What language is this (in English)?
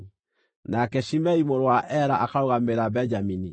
Kikuyu